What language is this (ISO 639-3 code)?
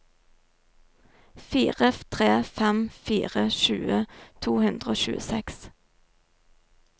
nor